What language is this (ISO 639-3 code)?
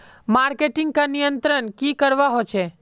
mag